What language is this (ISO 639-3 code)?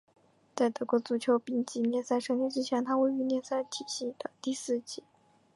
zho